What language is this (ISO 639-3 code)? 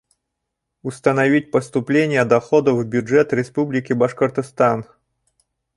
bak